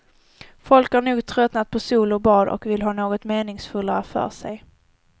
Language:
Swedish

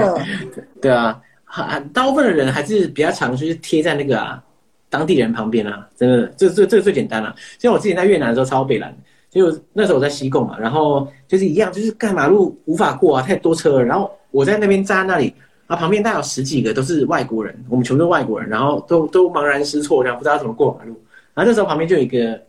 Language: Chinese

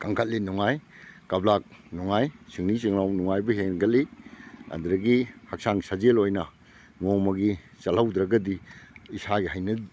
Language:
Manipuri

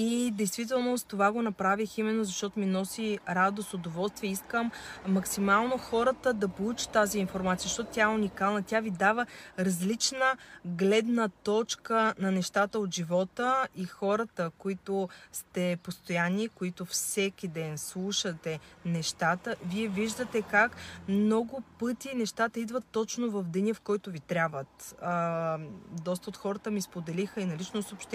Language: Bulgarian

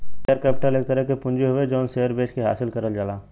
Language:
Bhojpuri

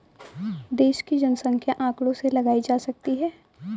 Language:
Hindi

